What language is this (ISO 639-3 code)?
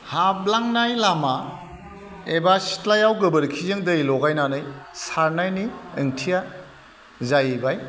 brx